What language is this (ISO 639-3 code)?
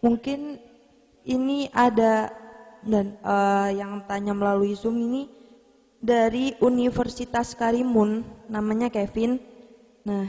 ind